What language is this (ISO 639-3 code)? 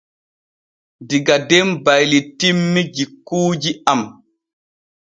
fue